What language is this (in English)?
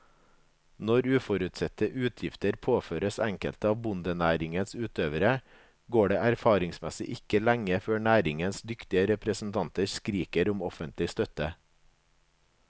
Norwegian